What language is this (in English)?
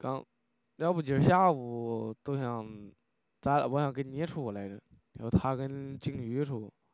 Chinese